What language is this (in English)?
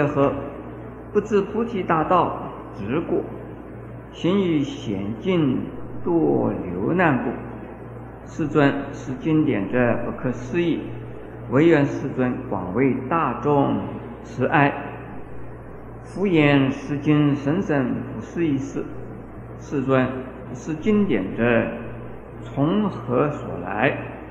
Chinese